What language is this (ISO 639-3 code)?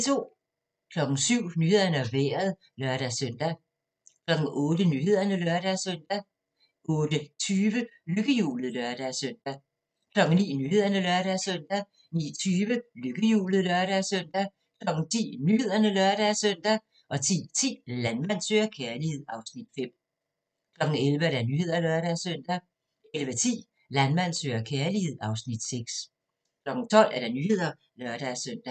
dan